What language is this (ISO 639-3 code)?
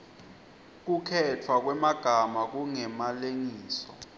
ssw